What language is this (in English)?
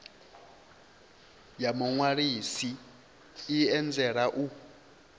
Venda